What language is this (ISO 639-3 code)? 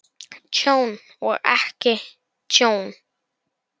isl